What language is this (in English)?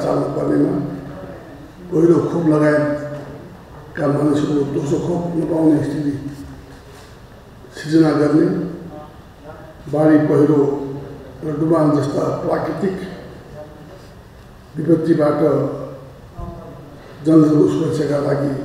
Romanian